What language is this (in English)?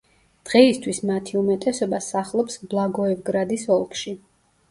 Georgian